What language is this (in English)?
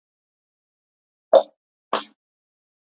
Georgian